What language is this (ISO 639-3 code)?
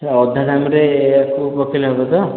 ori